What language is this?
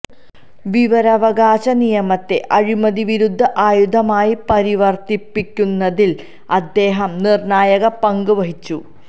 Malayalam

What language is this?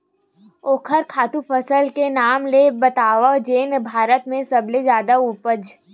Chhattisgarhi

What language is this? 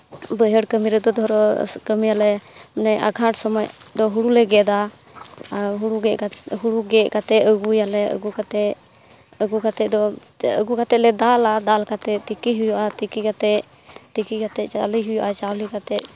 Santali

